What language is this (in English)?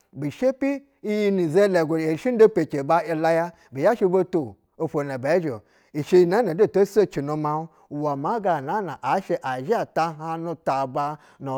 Basa (Nigeria)